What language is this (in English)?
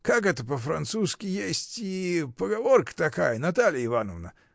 Russian